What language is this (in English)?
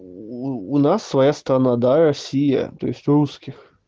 Russian